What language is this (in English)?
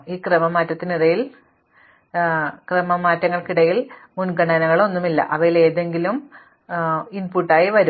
Malayalam